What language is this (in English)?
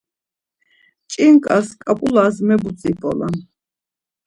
Laz